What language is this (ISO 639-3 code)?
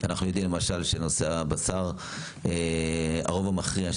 heb